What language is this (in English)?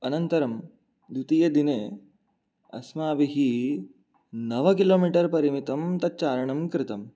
Sanskrit